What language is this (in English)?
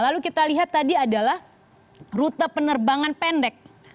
Indonesian